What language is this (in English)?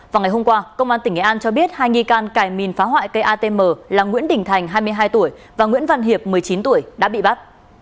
Vietnamese